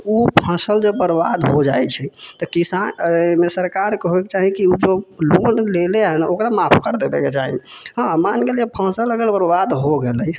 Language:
Maithili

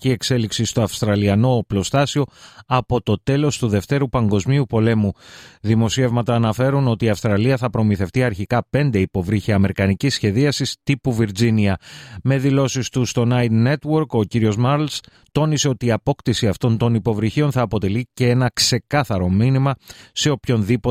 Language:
Greek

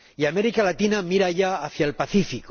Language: Spanish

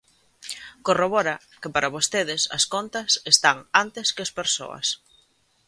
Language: Galician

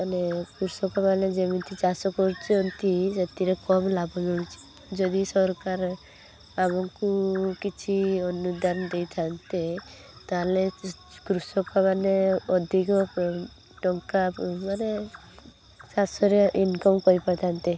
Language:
Odia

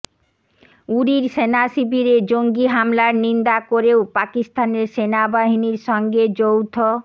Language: Bangla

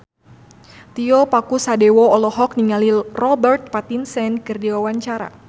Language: Sundanese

